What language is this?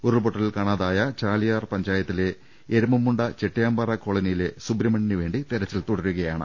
Malayalam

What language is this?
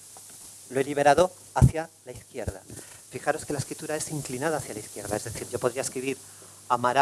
Spanish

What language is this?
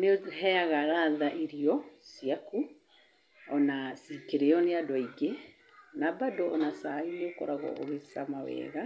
Kikuyu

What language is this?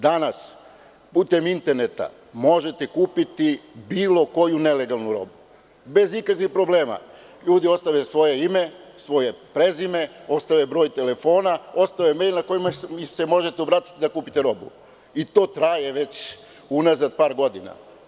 Serbian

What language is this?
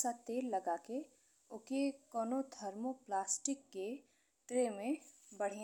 Bhojpuri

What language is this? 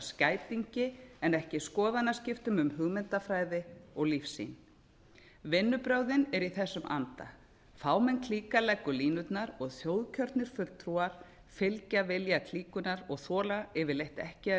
Icelandic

